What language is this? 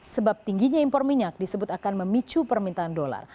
Indonesian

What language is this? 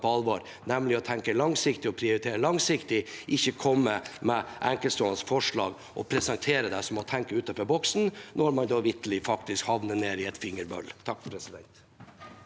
Norwegian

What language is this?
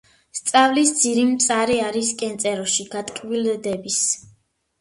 Georgian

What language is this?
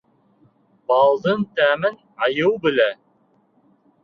Bashkir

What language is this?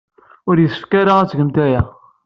Kabyle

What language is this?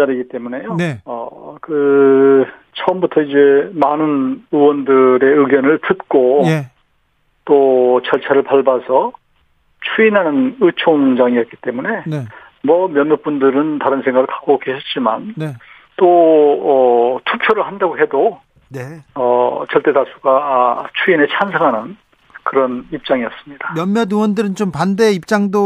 Korean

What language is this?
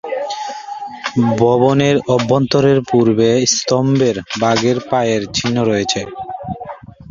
Bangla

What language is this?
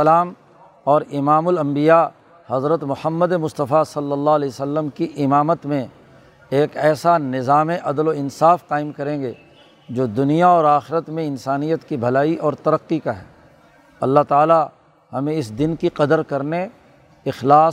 Urdu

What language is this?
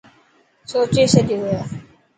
Dhatki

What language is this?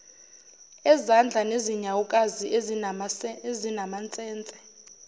Zulu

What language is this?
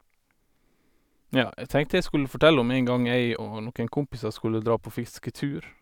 Norwegian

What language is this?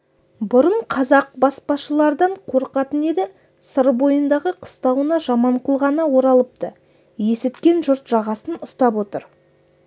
Kazakh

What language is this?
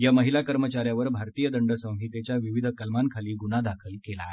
Marathi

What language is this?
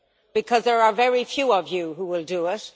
English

